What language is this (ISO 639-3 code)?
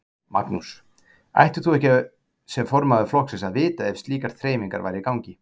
isl